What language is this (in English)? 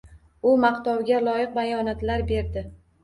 Uzbek